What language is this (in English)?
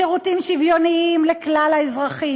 Hebrew